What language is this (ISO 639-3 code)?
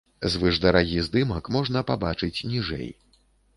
bel